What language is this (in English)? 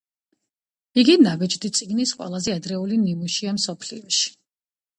Georgian